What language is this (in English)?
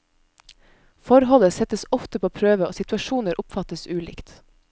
Norwegian